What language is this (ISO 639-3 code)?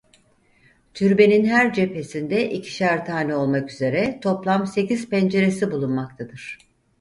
tur